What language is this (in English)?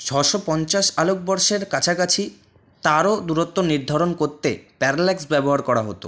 Bangla